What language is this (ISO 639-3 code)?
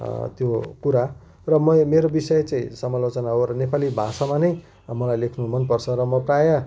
nep